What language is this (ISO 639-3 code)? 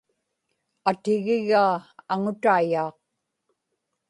ipk